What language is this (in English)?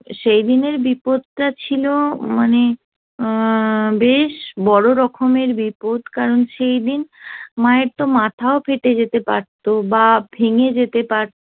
Bangla